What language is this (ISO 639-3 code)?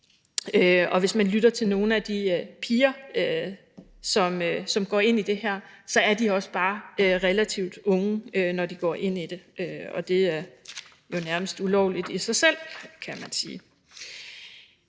dan